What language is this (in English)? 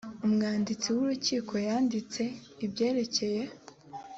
Kinyarwanda